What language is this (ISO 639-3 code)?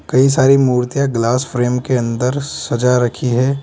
hin